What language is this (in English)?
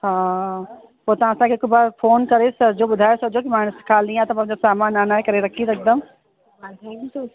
Sindhi